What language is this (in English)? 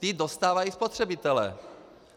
Czech